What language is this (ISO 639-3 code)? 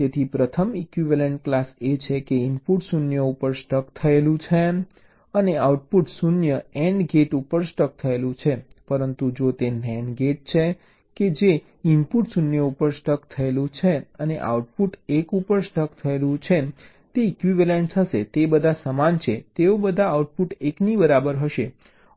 guj